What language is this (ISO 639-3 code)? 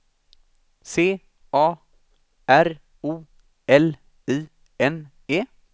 swe